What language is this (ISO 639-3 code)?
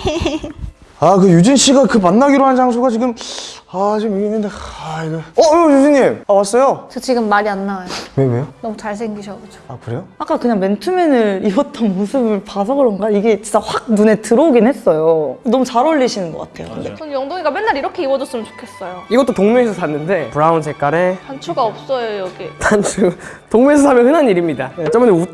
kor